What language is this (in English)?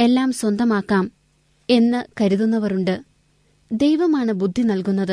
Malayalam